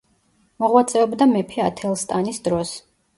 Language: Georgian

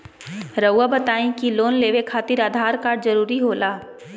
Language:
Magahi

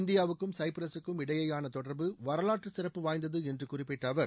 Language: Tamil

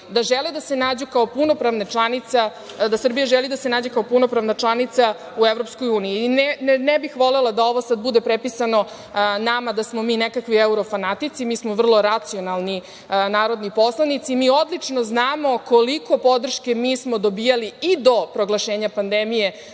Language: Serbian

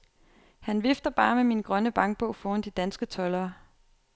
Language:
Danish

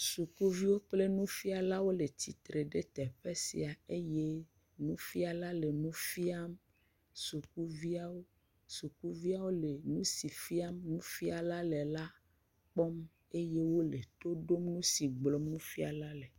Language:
Ewe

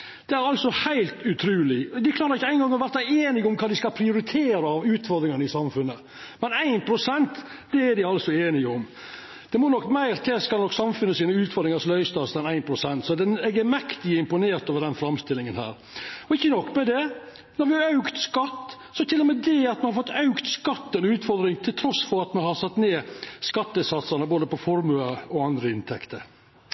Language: Norwegian Nynorsk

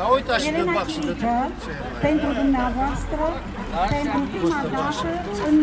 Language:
Romanian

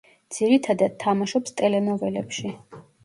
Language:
Georgian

